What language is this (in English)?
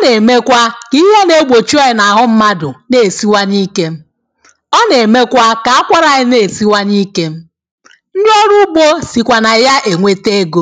Igbo